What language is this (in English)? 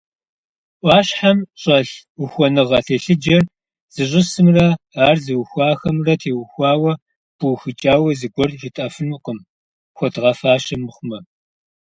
Kabardian